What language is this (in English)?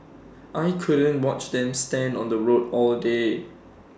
English